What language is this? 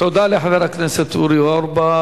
Hebrew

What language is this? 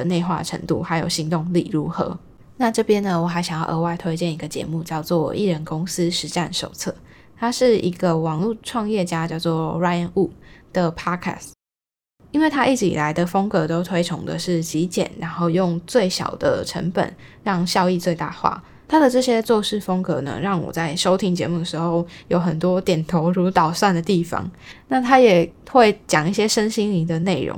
Chinese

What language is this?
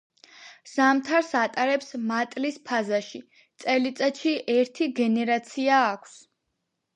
Georgian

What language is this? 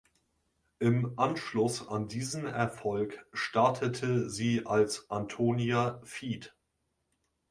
German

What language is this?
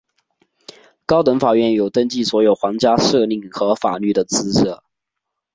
Chinese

